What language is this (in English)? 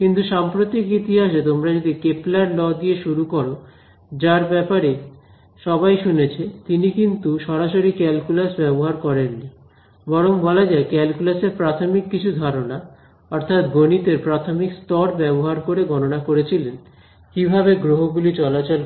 Bangla